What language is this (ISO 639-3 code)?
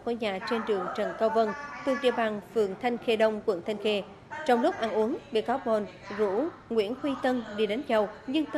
vie